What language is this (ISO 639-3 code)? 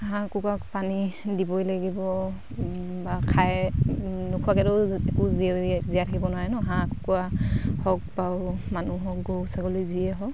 asm